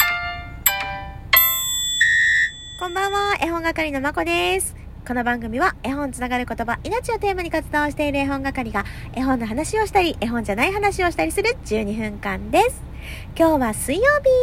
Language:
Japanese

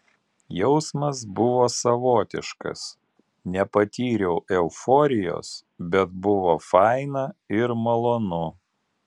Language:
Lithuanian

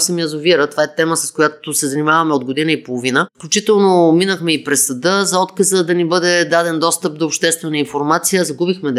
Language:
Bulgarian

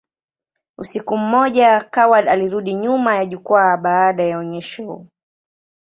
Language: Swahili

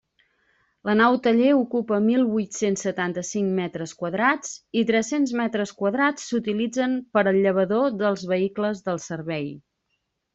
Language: Catalan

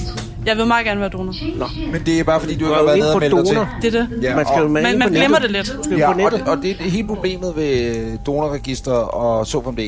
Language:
Danish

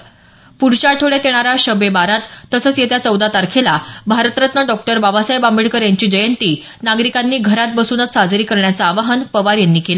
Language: Marathi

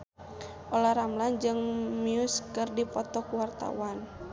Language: Sundanese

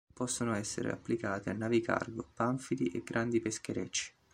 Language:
Italian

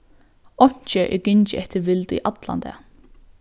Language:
Faroese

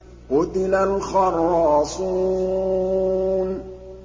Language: Arabic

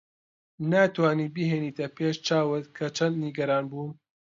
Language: Central Kurdish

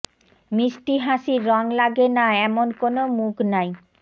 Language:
Bangla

